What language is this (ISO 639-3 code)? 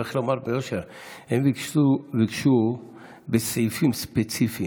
heb